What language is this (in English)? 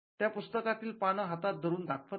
Marathi